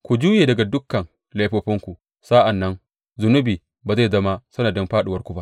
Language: Hausa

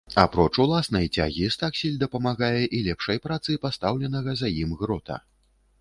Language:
Belarusian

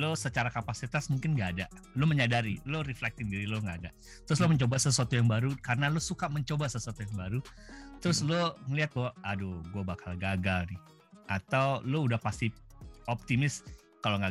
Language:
Indonesian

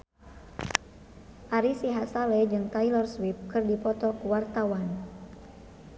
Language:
Sundanese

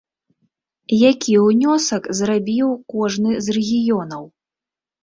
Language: Belarusian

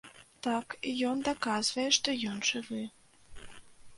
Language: Belarusian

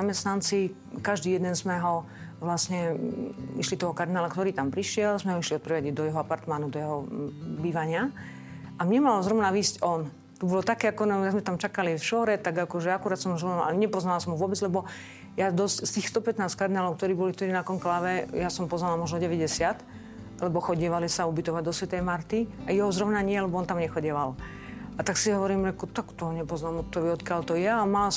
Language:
Slovak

